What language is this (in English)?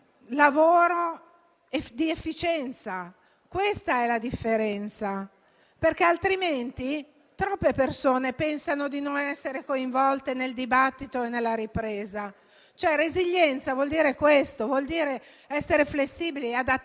Italian